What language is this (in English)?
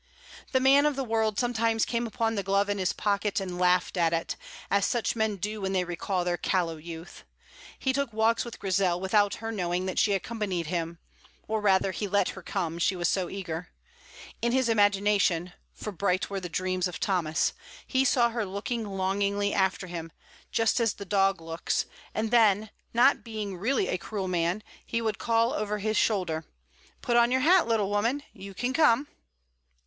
English